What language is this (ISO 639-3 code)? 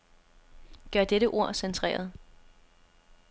dan